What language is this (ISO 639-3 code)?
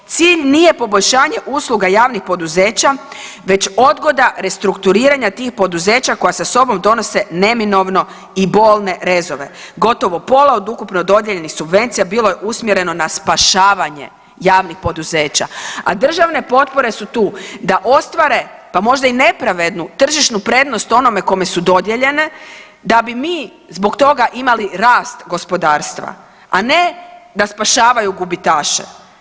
hrv